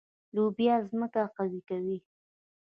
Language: Pashto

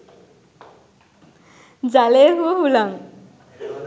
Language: Sinhala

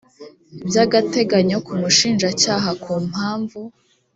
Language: Kinyarwanda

